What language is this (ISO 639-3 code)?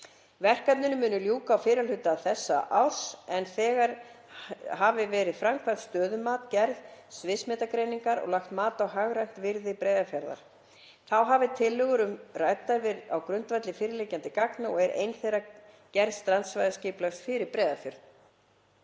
isl